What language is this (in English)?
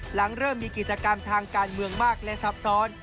Thai